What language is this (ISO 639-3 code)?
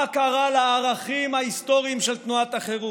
heb